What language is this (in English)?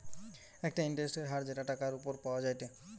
Bangla